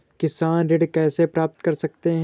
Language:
Hindi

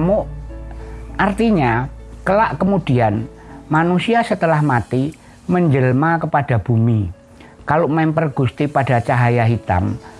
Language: Indonesian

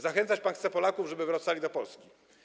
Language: Polish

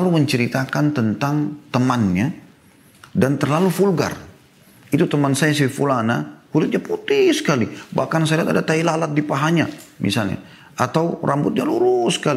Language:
Indonesian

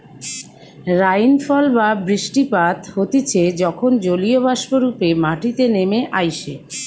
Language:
Bangla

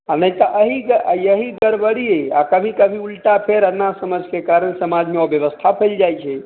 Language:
Maithili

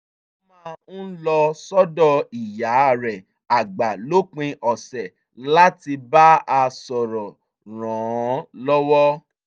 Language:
Yoruba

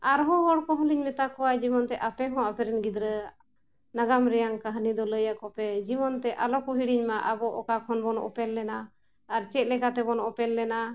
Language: Santali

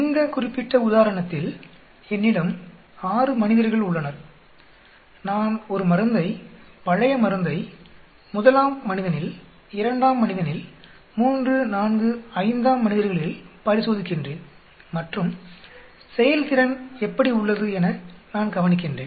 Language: Tamil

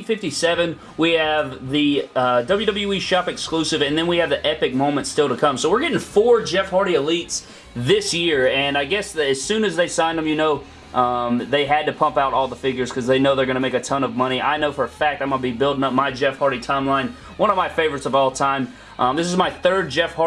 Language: English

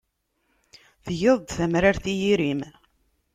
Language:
Kabyle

